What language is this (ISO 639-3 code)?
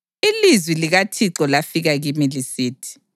nde